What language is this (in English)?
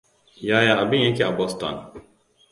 Hausa